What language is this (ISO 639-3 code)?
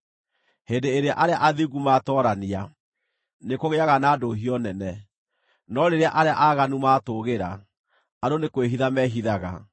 kik